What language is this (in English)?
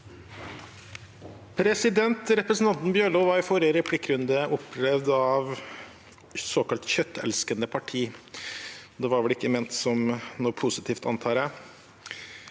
Norwegian